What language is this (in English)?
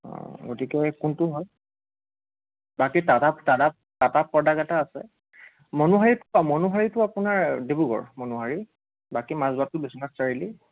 Assamese